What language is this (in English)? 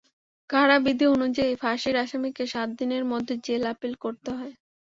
Bangla